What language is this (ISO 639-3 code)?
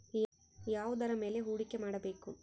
kan